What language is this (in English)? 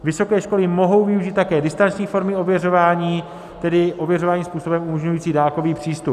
Czech